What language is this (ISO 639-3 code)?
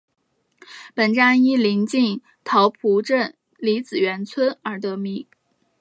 zho